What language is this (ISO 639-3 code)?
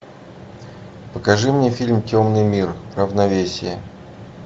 rus